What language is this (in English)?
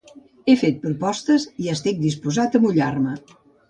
Catalan